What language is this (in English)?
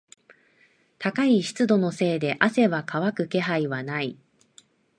Japanese